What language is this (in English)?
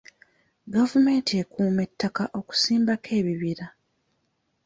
Ganda